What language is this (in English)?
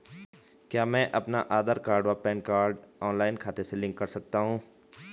Hindi